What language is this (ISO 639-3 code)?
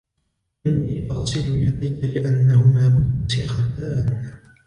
ara